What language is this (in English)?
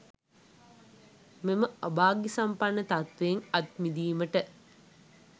Sinhala